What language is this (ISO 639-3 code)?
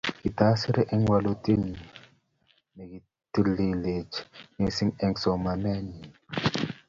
kln